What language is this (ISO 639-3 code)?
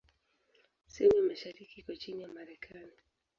swa